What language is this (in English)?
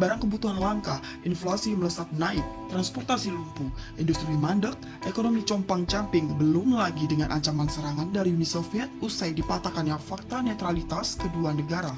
Indonesian